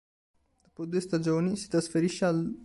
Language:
Italian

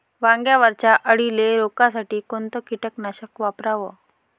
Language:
Marathi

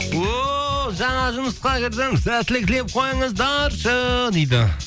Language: Kazakh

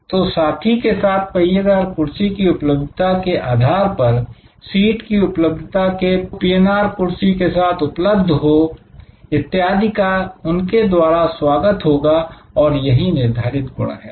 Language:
Hindi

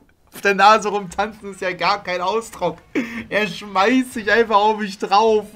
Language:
German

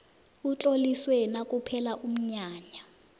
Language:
South Ndebele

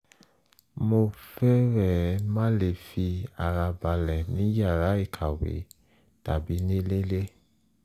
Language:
Yoruba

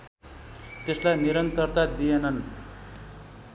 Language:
Nepali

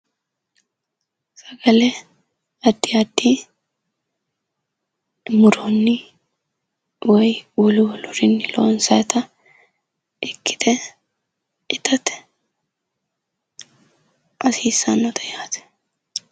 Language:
Sidamo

